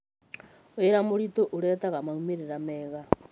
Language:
Kikuyu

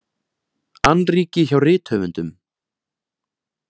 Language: Icelandic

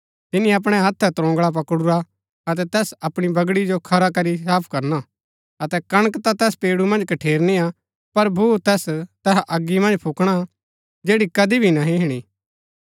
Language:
Gaddi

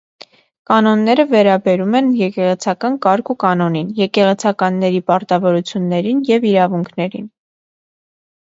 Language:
Armenian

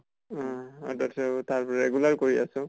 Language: Assamese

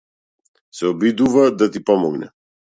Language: Macedonian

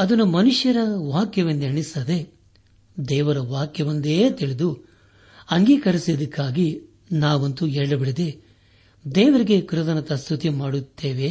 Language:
Kannada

